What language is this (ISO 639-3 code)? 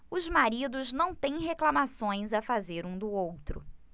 por